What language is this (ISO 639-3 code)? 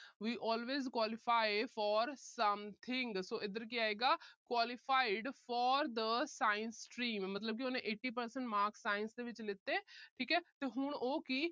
pan